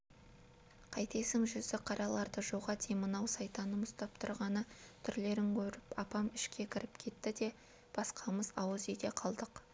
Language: Kazakh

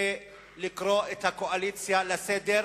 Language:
Hebrew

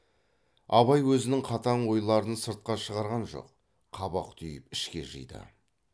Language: Kazakh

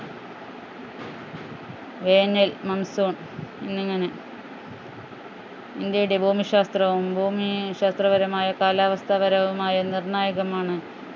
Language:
Malayalam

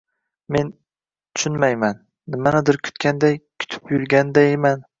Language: Uzbek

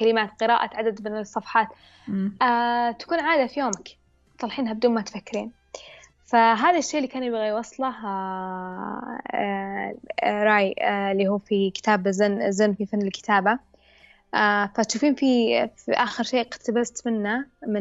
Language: Arabic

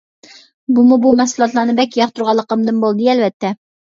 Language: Uyghur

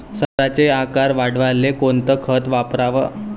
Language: Marathi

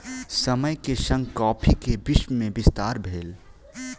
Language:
Maithili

